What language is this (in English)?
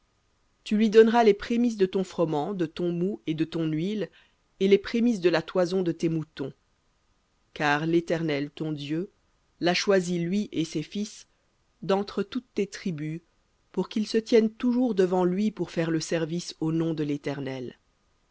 French